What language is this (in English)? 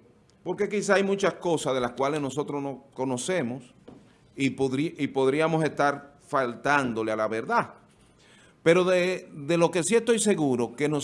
Spanish